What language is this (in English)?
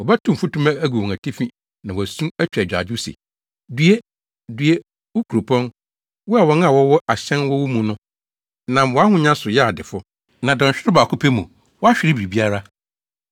Akan